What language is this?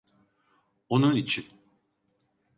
Turkish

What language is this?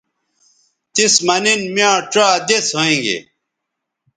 Bateri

